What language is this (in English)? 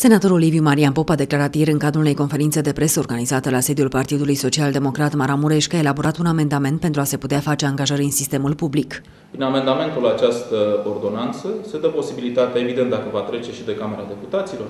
Romanian